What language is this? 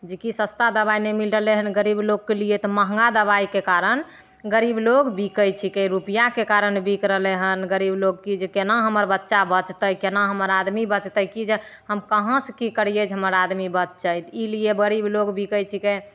Maithili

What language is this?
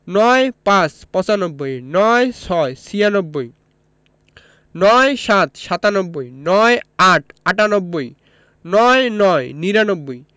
Bangla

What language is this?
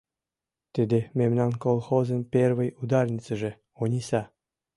Mari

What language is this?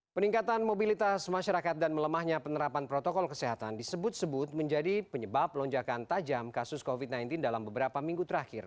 Indonesian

